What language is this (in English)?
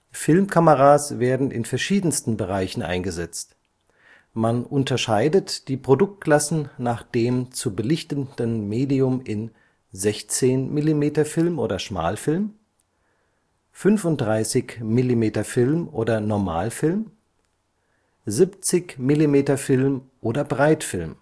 German